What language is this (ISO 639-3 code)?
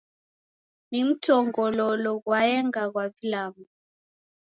dav